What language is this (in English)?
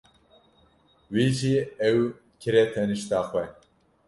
Kurdish